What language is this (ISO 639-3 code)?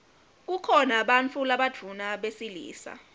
ssw